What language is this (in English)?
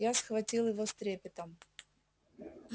Russian